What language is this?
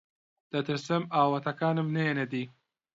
Central Kurdish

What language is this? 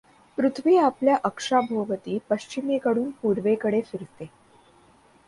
Marathi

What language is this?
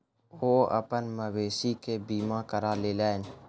Maithili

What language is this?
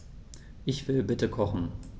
German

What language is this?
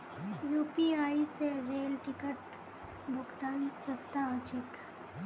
Magahi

